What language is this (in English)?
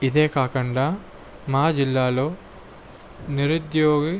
Telugu